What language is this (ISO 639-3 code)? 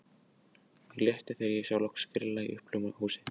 isl